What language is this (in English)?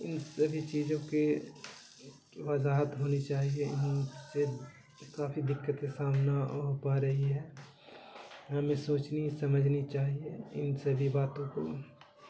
Urdu